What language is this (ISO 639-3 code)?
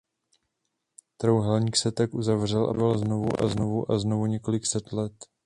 ces